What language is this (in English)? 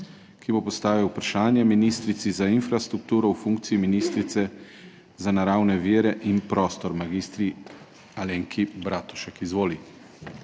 Slovenian